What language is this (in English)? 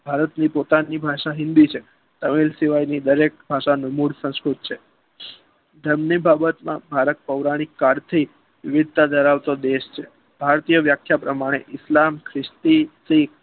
Gujarati